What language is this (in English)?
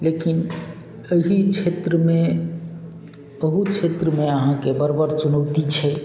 Maithili